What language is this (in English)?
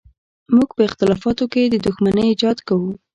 Pashto